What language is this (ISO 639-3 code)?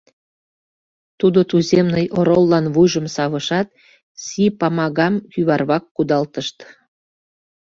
chm